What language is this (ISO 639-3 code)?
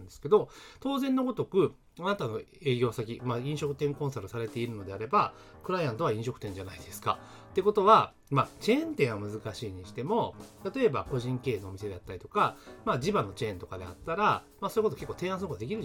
jpn